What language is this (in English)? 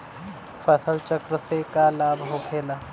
Bhojpuri